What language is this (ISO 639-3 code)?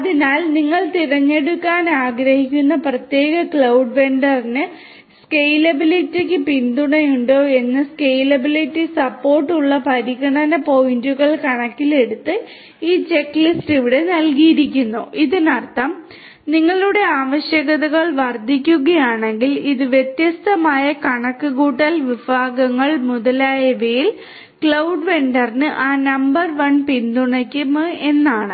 mal